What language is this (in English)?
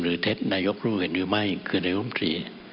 Thai